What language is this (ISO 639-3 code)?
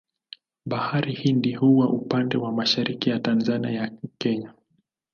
swa